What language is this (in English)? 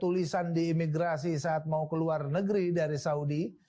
Indonesian